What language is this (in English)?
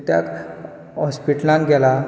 Konkani